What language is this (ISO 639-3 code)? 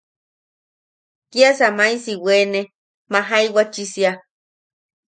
yaq